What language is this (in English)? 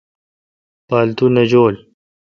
Kalkoti